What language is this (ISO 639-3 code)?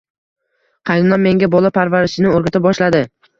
uzb